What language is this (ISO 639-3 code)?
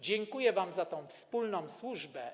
pol